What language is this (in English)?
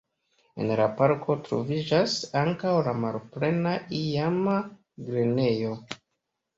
Esperanto